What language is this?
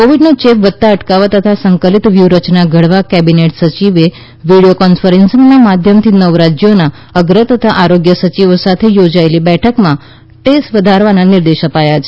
Gujarati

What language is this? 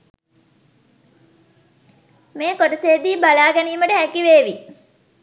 Sinhala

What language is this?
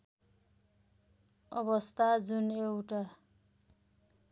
Nepali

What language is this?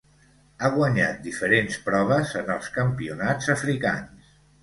Catalan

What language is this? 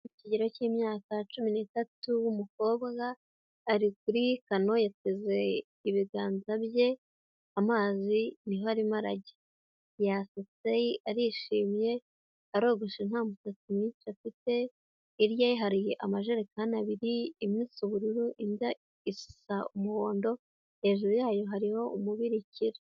Kinyarwanda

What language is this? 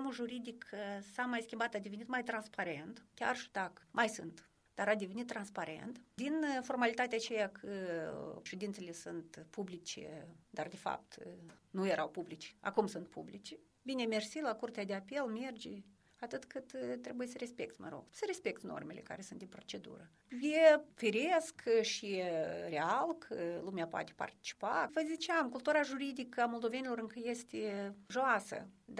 Romanian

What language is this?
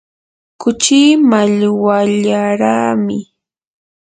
Yanahuanca Pasco Quechua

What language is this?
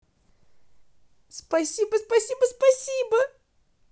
Russian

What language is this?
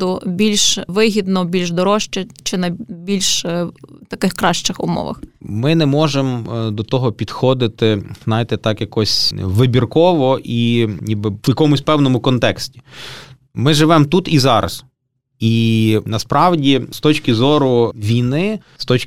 Ukrainian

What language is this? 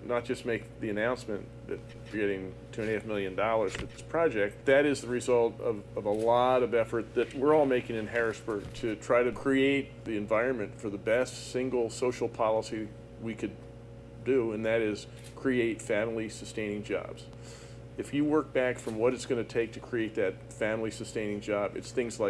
English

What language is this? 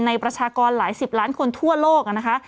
Thai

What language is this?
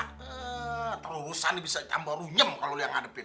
Indonesian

